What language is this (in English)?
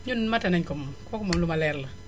Wolof